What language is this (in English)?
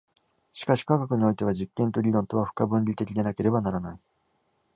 Japanese